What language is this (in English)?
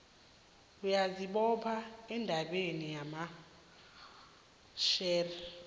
South Ndebele